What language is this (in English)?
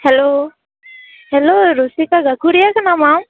Santali